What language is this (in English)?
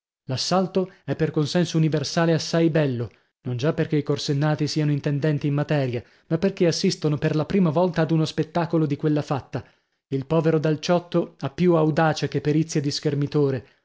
Italian